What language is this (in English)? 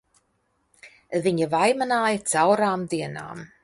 Latvian